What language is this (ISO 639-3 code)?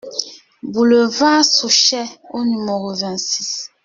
fra